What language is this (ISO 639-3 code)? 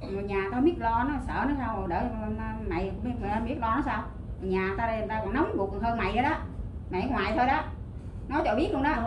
vie